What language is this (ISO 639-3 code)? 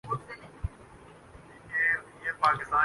urd